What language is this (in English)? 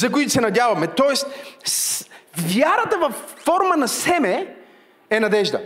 Bulgarian